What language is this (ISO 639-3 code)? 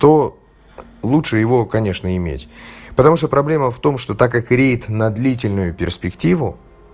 rus